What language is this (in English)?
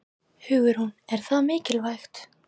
Icelandic